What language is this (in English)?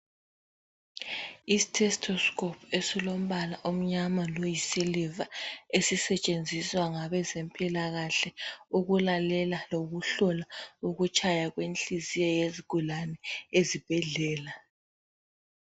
North Ndebele